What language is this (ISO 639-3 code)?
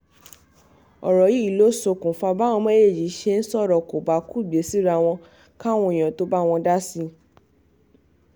yor